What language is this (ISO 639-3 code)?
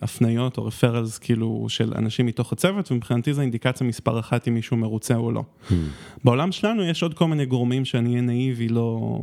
heb